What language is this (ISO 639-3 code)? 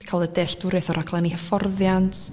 cym